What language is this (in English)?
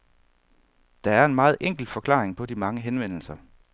Danish